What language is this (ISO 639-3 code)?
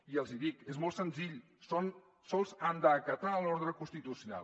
cat